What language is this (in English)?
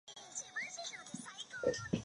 Chinese